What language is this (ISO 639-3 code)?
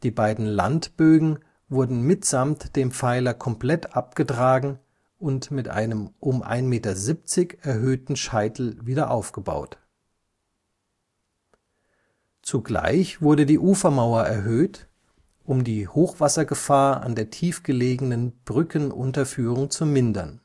deu